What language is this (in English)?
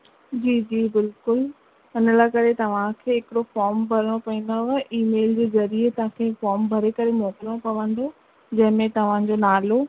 Sindhi